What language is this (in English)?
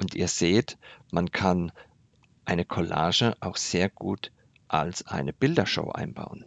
German